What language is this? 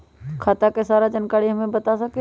Magahi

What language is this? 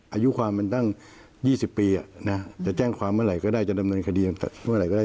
Thai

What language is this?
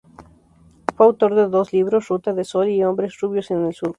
Spanish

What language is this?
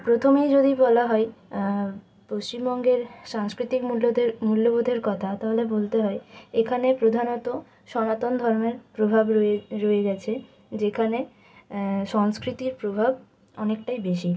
Bangla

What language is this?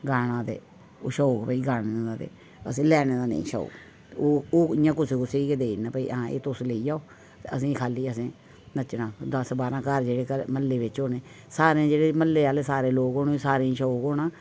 Dogri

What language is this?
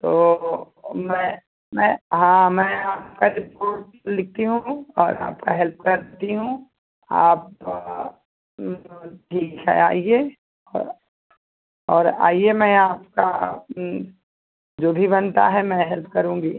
Hindi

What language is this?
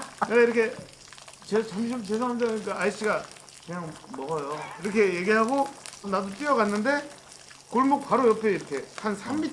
Korean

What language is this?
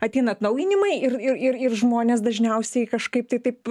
Lithuanian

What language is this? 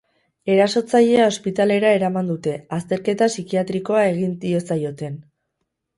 Basque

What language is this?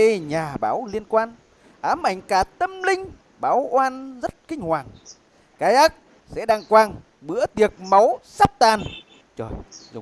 Vietnamese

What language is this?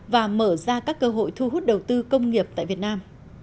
Vietnamese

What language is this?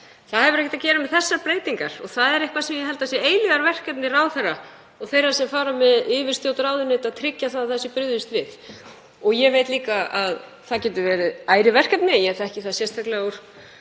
Icelandic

